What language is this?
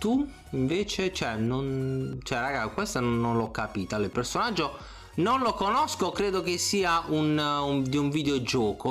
Italian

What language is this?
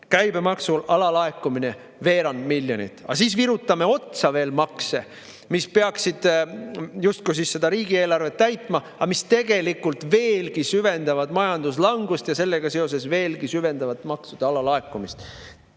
Estonian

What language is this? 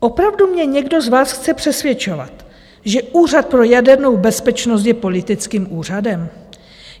Czech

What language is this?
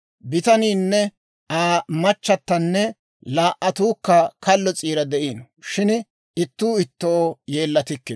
Dawro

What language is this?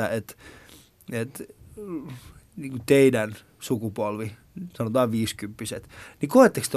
Finnish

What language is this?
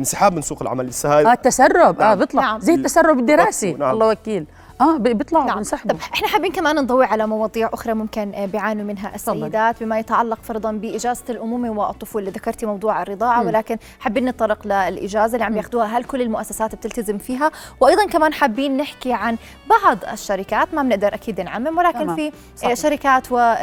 Arabic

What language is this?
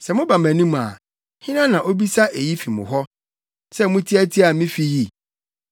Akan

